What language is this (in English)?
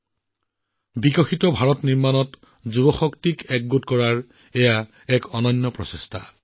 Assamese